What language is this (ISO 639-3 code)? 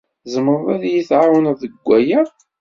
kab